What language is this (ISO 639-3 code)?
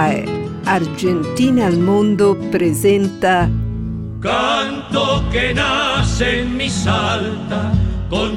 ita